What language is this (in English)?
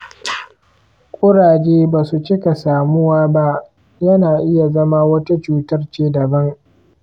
Hausa